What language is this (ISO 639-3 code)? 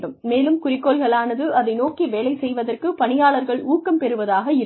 tam